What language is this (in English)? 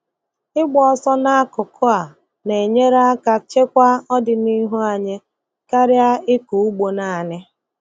Igbo